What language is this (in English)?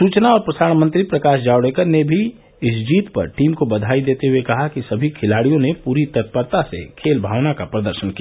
Hindi